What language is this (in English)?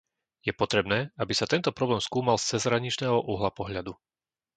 Slovak